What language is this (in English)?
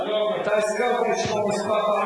Hebrew